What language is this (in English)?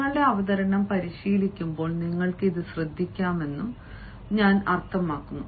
Malayalam